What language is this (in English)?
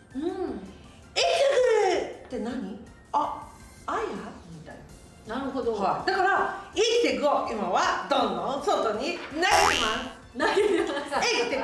Japanese